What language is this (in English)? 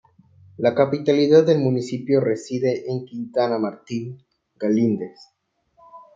Spanish